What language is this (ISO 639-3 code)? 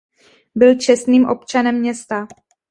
ces